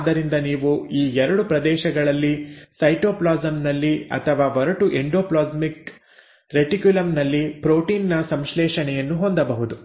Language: Kannada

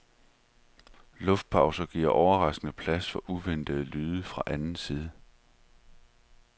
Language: Danish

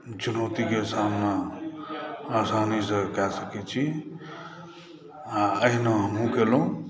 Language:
Maithili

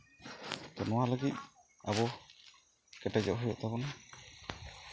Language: Santali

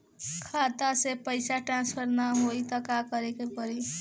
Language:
Bhojpuri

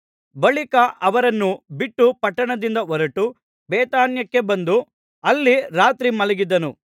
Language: Kannada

